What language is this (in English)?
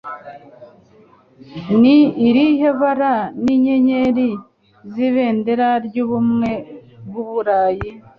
Kinyarwanda